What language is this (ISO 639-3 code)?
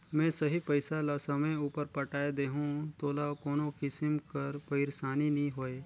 hne